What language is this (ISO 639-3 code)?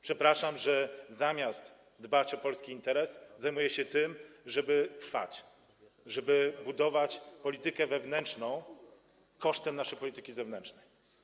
pol